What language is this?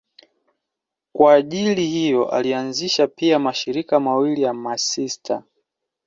Swahili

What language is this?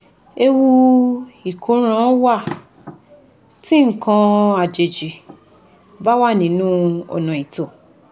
Yoruba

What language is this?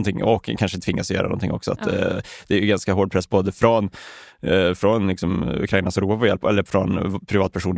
Swedish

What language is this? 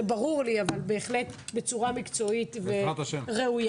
Hebrew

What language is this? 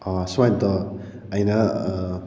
Manipuri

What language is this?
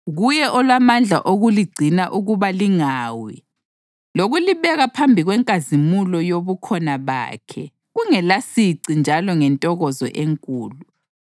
North Ndebele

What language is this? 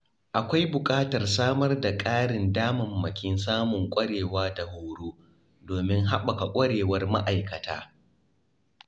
Hausa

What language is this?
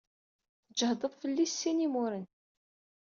Kabyle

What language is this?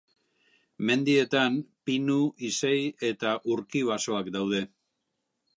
Basque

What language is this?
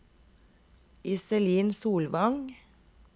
Norwegian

